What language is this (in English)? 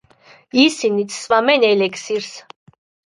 Georgian